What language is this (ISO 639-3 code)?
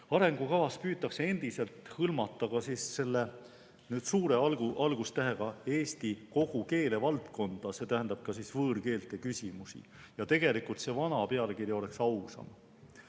est